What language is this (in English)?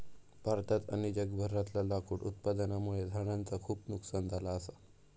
Marathi